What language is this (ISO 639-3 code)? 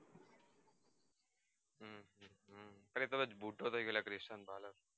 guj